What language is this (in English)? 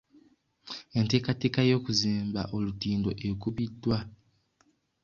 Ganda